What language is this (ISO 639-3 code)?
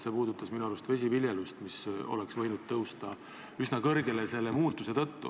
est